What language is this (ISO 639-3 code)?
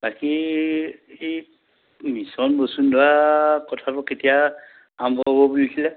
asm